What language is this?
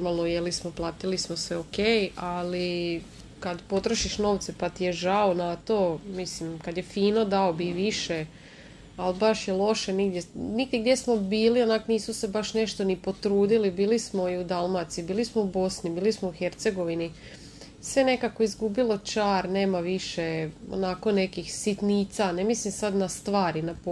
Croatian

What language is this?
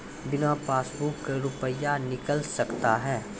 Maithili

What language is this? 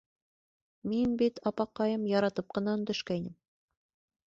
Bashkir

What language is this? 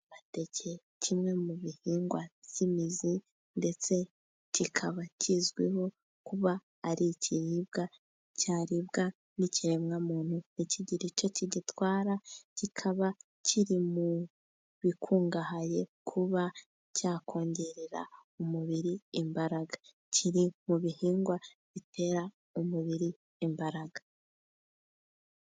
Kinyarwanda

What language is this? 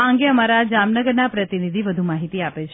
Gujarati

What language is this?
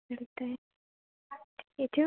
Marathi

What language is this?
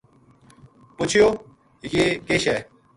Gujari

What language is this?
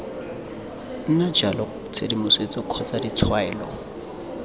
Tswana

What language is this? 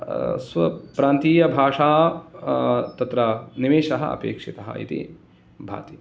Sanskrit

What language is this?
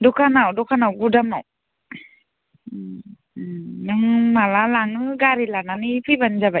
Bodo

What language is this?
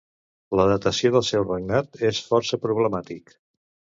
Catalan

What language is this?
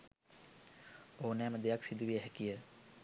Sinhala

